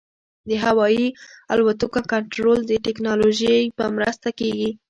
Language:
Pashto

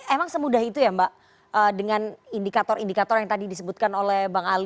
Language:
Indonesian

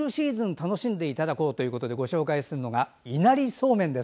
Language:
Japanese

